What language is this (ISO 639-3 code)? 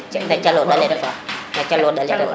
srr